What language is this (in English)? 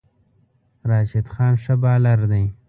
Pashto